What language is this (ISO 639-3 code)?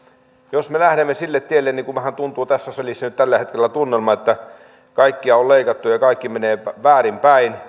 fin